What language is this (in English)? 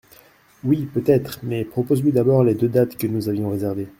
French